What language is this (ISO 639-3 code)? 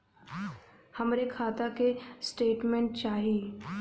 bho